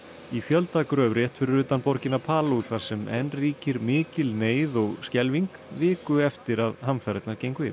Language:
Icelandic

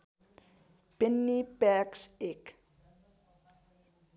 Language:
Nepali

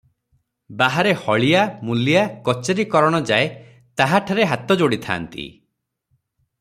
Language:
Odia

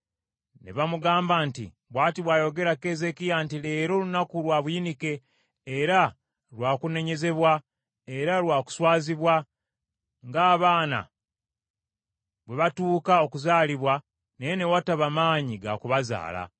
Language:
Ganda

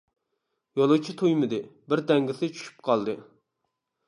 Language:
Uyghur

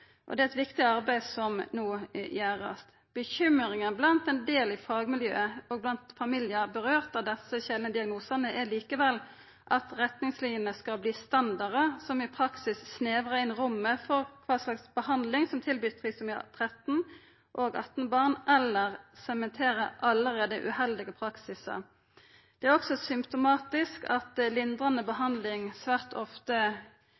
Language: Norwegian Nynorsk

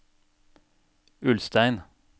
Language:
Norwegian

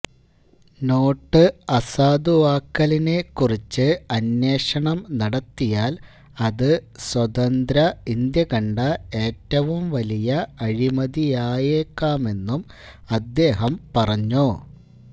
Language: Malayalam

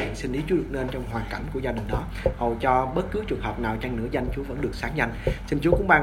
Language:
Vietnamese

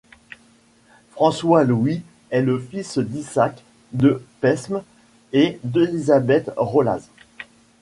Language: French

